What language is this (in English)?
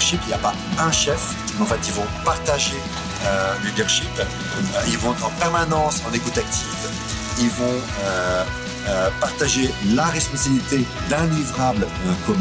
French